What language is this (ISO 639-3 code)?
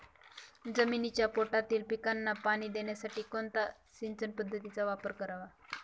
mar